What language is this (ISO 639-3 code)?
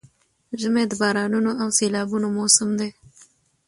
pus